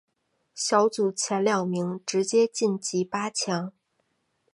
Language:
Chinese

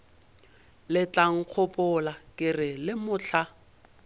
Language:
Northern Sotho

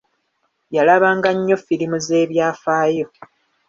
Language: Ganda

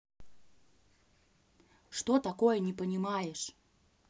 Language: Russian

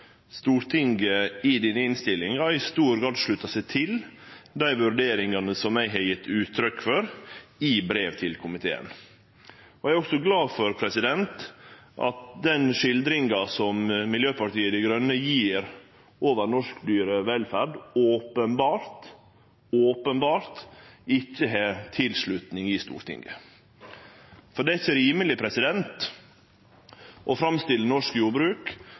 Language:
Norwegian Nynorsk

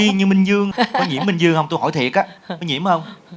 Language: Vietnamese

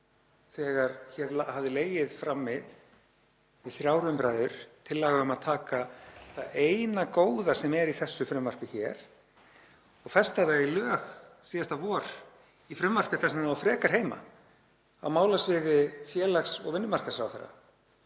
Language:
Icelandic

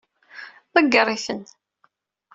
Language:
Kabyle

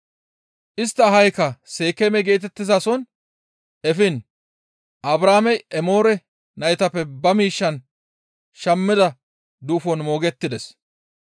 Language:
Gamo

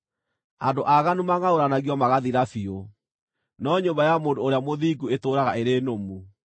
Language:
Kikuyu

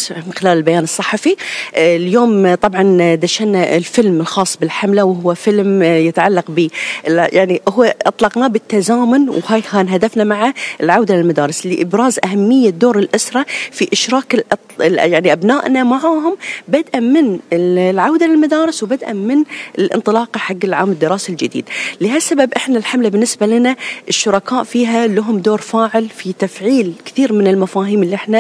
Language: Arabic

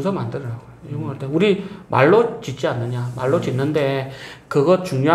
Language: Korean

